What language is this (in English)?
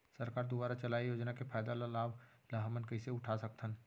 Chhattisgarhi